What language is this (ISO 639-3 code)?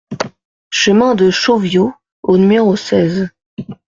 fra